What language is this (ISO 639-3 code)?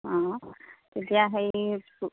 asm